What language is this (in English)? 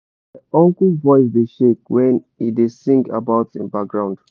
Nigerian Pidgin